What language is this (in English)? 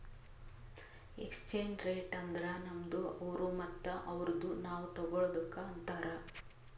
Kannada